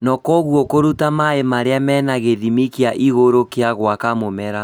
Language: Kikuyu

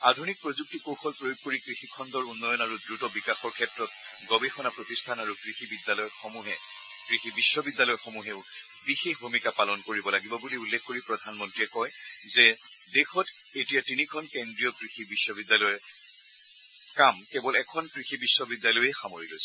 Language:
Assamese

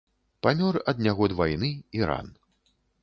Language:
Belarusian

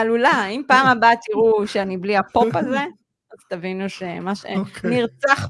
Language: Hebrew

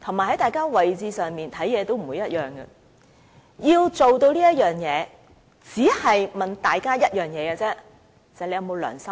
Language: Cantonese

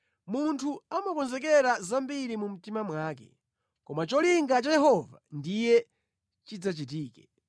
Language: Nyanja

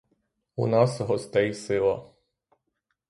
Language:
Ukrainian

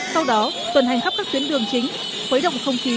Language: Vietnamese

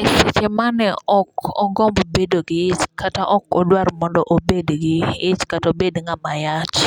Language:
Luo (Kenya and Tanzania)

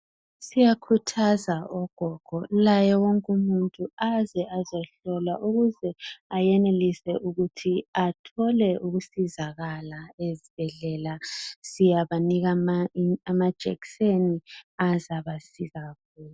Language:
North Ndebele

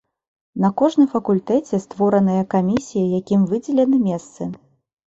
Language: Belarusian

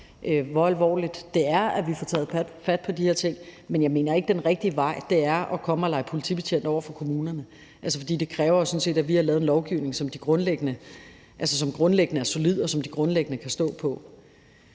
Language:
Danish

